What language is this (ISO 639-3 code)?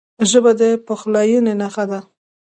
pus